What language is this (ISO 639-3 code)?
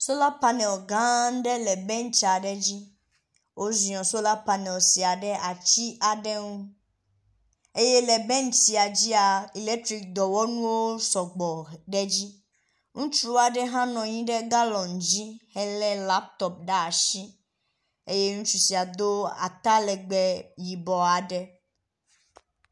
ewe